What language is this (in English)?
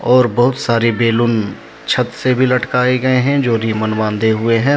Hindi